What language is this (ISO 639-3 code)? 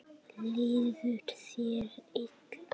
isl